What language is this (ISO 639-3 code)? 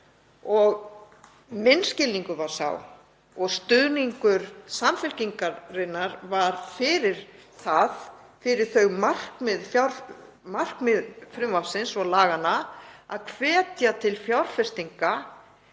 isl